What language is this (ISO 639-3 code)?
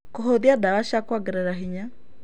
kik